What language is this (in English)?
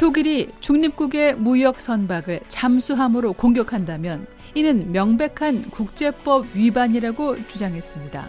Korean